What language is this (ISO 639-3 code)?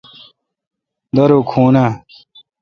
xka